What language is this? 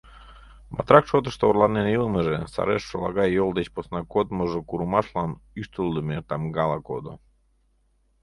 Mari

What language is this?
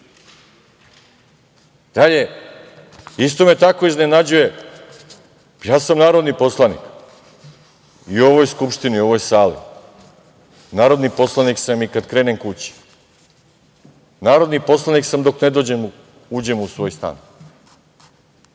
Serbian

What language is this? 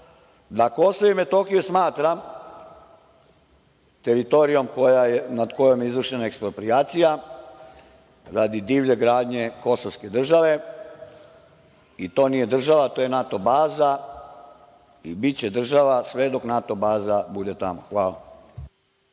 Serbian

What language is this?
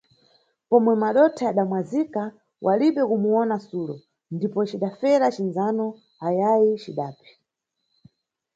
Nyungwe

